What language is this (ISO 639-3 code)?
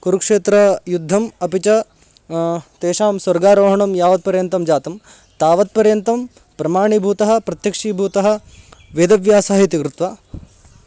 san